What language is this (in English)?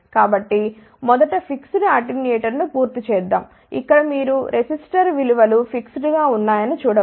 Telugu